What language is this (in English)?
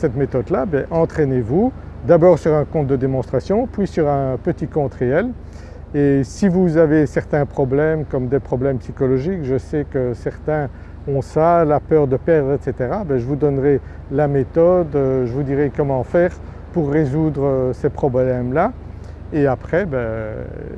French